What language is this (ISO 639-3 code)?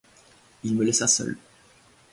fra